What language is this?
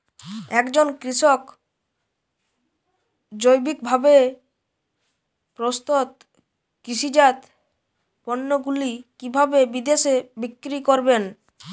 Bangla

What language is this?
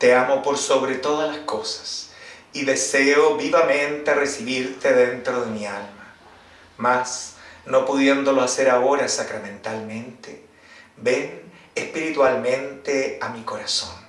Spanish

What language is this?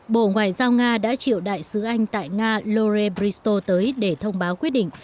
Vietnamese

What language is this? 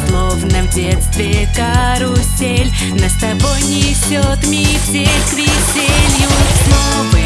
Russian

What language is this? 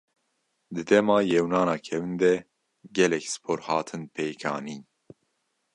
Kurdish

